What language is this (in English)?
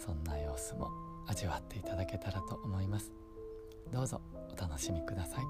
Japanese